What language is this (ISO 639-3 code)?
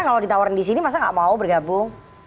ind